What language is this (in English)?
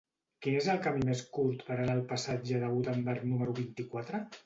Catalan